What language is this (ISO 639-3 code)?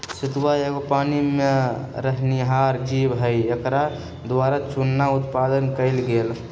mag